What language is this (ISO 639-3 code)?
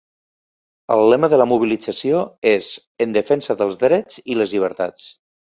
cat